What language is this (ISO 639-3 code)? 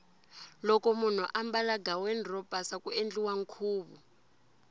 tso